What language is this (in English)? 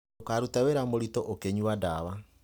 Kikuyu